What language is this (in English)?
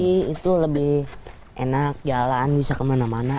Indonesian